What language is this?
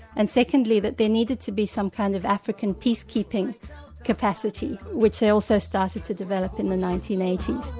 English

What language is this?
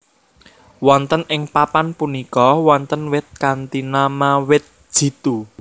Javanese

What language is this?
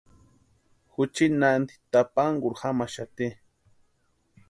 Western Highland Purepecha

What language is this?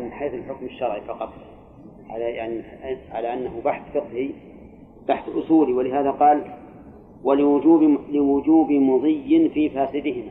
Arabic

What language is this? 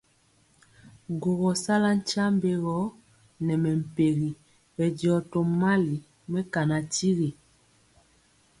Mpiemo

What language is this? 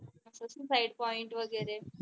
Marathi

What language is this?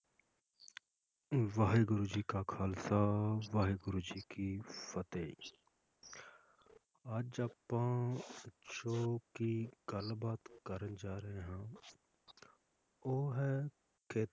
Punjabi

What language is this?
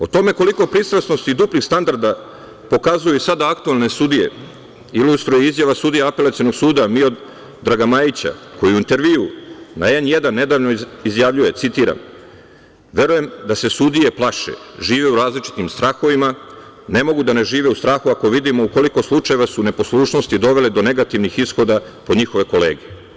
Serbian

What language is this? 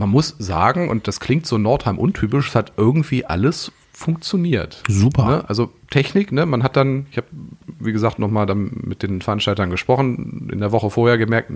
German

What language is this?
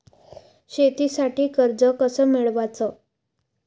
Marathi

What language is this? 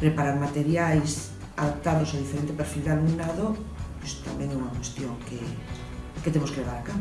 Galician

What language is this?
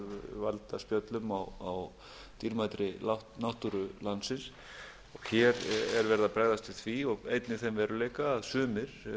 Icelandic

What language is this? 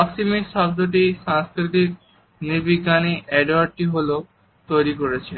Bangla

